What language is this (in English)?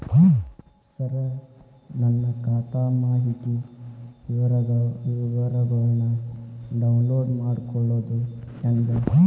Kannada